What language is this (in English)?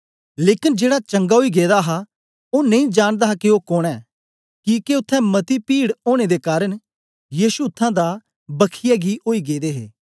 Dogri